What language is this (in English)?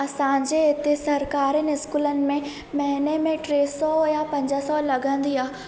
Sindhi